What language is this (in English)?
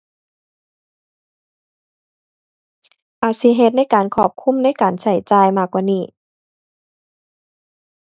Thai